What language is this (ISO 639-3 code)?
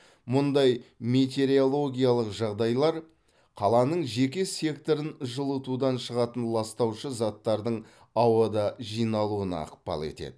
kaz